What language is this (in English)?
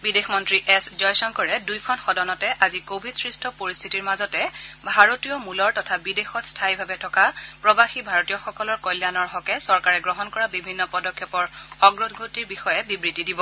Assamese